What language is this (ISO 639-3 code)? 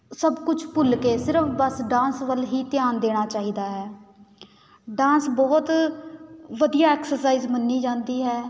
pan